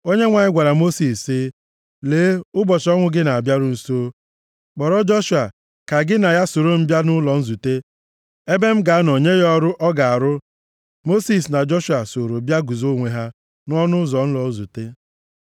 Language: Igbo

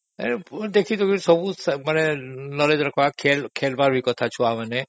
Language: Odia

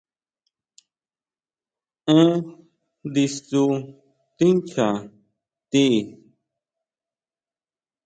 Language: Huautla Mazatec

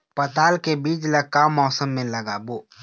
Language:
Chhattisgarhi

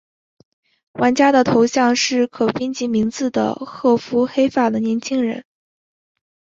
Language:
Chinese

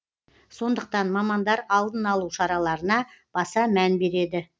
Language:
Kazakh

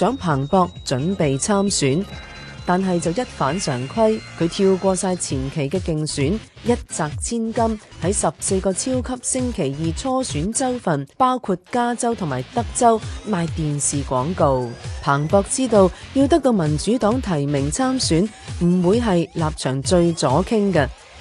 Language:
Chinese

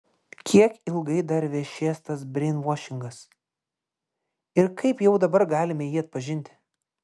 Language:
Lithuanian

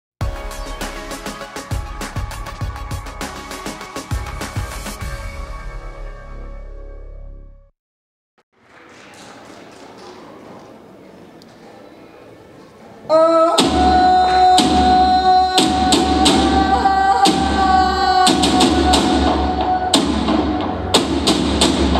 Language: Bulgarian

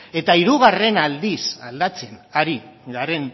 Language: Basque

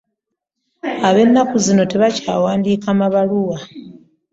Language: Ganda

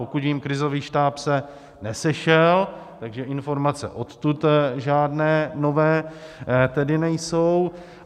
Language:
Czech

